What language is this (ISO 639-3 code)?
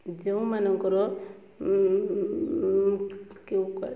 ori